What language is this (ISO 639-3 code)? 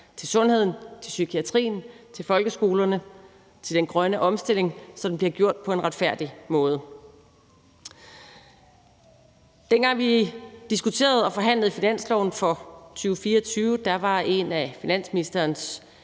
dan